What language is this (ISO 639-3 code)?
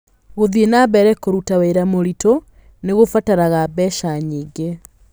kik